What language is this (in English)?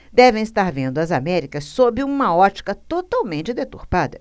Portuguese